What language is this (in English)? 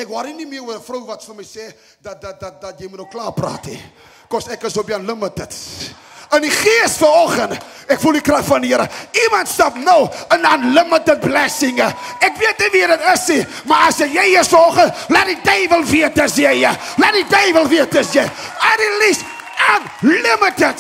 Dutch